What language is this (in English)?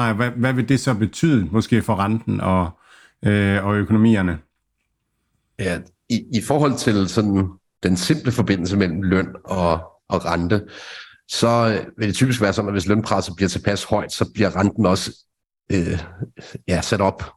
Danish